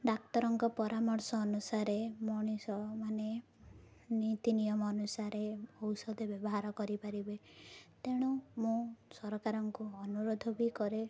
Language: Odia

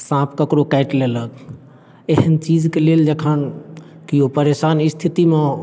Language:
Maithili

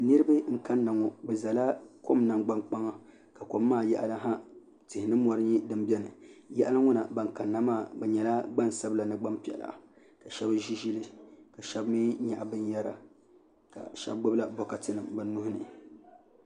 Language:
Dagbani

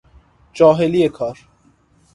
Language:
Persian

